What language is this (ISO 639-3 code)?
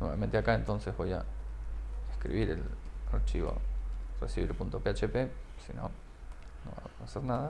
spa